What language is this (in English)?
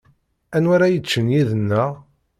Kabyle